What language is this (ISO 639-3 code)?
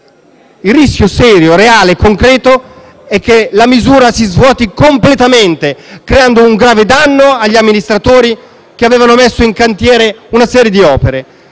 ita